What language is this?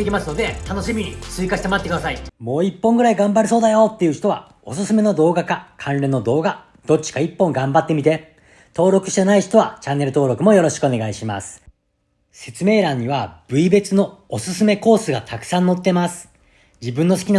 Japanese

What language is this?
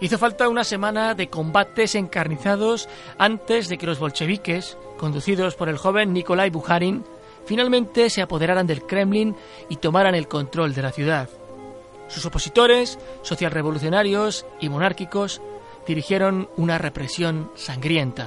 Spanish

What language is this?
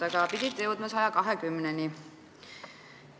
Estonian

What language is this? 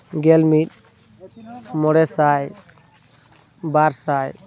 Santali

